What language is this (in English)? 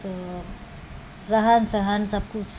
Maithili